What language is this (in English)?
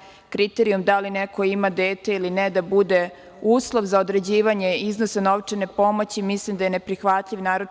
Serbian